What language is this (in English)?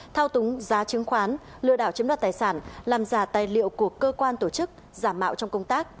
Vietnamese